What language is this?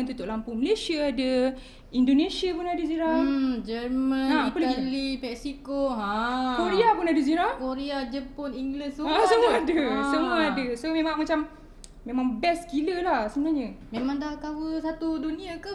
Malay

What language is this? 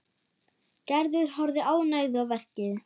Icelandic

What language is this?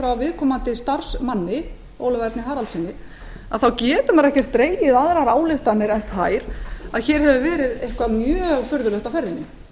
Icelandic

